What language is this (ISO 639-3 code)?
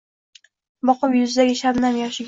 uzb